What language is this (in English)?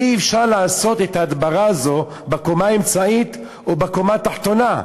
Hebrew